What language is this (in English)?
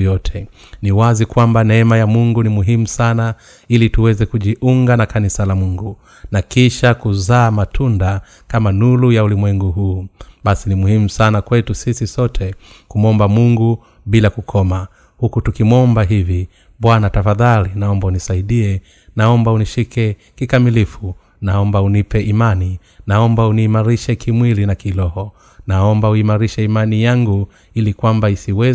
Swahili